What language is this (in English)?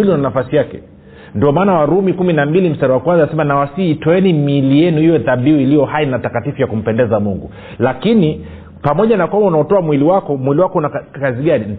Swahili